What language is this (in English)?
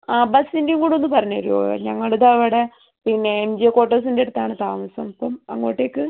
Malayalam